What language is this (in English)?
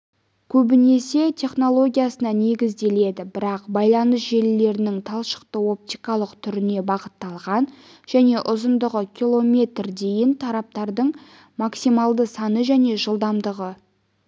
Kazakh